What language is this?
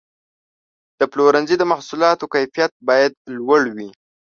Pashto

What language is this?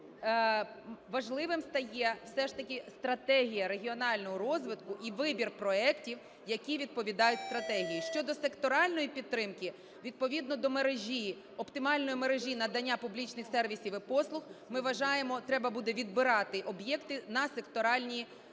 Ukrainian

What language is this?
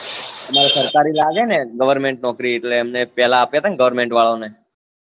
Gujarati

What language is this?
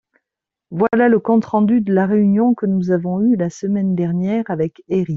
French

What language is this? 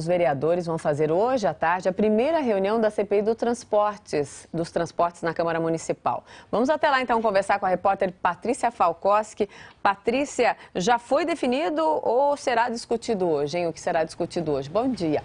Portuguese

